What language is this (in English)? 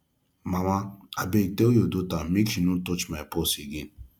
Nigerian Pidgin